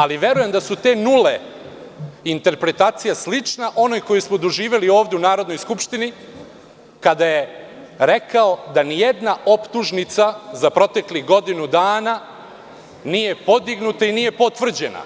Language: Serbian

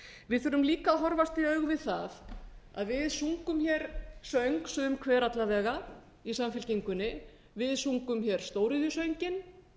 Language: Icelandic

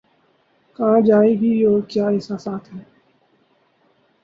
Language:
Urdu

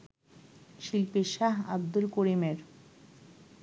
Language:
Bangla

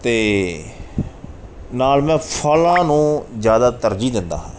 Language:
Punjabi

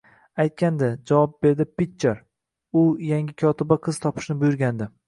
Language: Uzbek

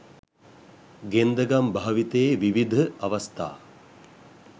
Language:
Sinhala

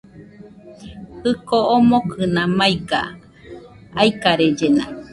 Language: Nüpode Huitoto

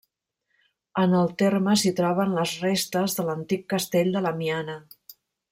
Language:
Catalan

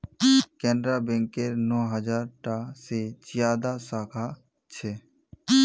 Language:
Magahi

